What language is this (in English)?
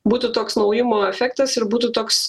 Lithuanian